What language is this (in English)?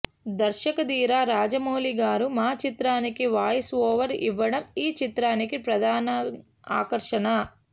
Telugu